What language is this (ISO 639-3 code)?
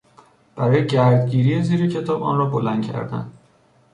fas